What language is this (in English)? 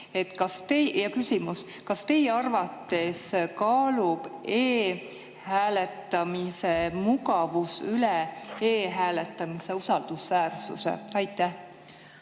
Estonian